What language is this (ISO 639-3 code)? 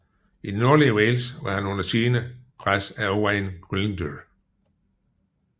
dan